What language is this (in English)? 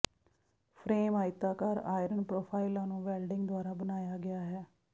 Punjabi